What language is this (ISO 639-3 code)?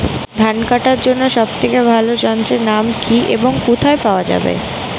ben